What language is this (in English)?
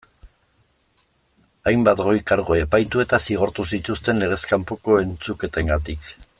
Basque